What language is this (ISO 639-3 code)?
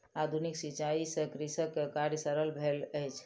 mai